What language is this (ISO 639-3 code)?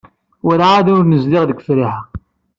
kab